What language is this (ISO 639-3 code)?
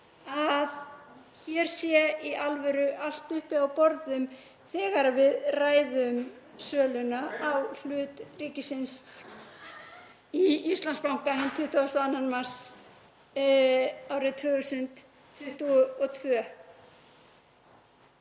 isl